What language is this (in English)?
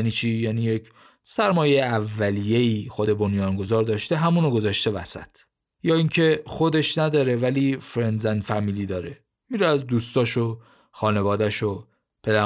Persian